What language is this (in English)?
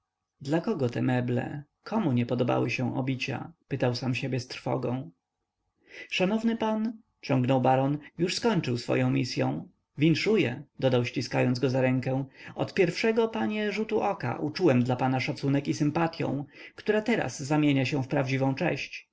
Polish